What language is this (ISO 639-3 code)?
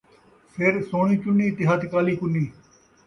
skr